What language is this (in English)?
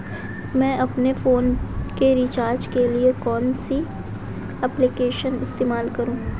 Hindi